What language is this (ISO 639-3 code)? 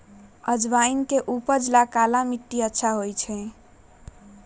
mag